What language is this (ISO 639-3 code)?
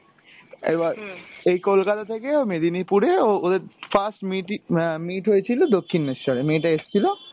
ben